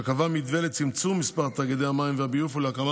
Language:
Hebrew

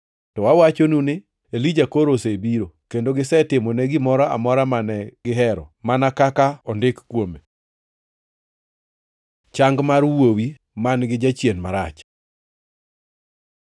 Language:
Luo (Kenya and Tanzania)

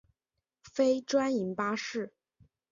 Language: Chinese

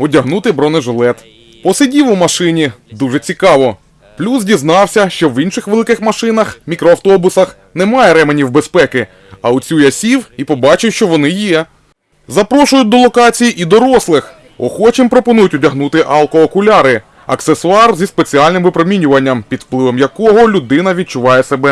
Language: Ukrainian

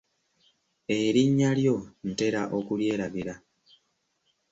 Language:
Ganda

